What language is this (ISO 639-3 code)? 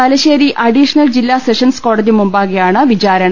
mal